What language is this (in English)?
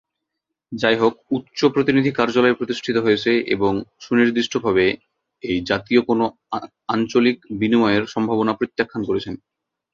Bangla